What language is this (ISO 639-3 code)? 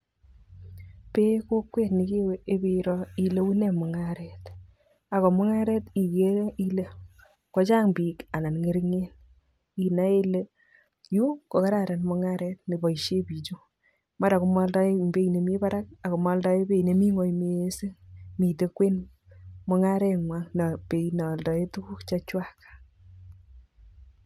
kln